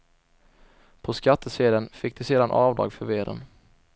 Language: Swedish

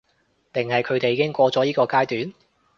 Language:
Cantonese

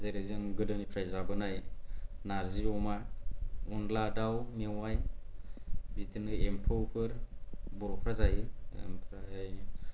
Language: Bodo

